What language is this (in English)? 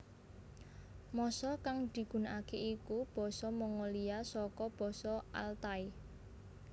Javanese